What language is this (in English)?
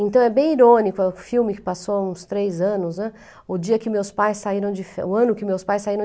Portuguese